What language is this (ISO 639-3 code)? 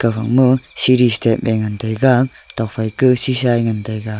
nnp